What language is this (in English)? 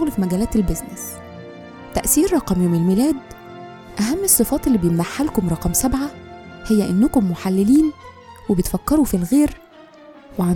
Arabic